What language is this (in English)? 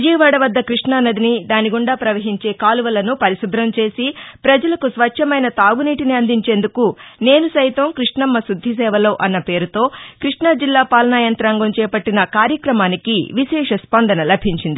Telugu